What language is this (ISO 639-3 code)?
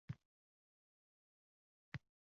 uzb